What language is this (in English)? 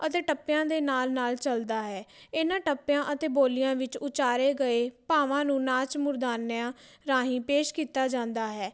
Punjabi